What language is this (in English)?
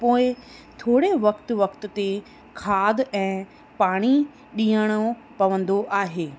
Sindhi